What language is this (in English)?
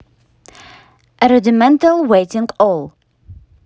Russian